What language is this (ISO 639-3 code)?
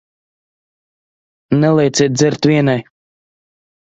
lav